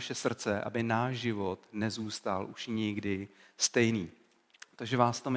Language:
Czech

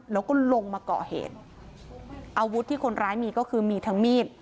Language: Thai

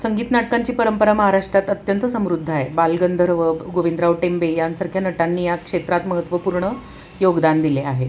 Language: Marathi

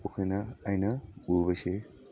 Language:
Manipuri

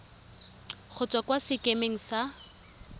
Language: Tswana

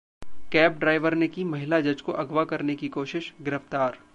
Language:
Hindi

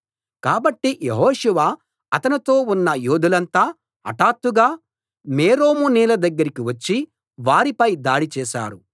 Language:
Telugu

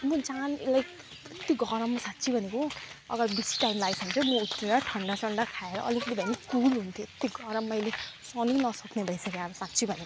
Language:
Nepali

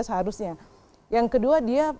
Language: Indonesian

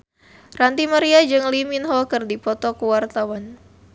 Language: Sundanese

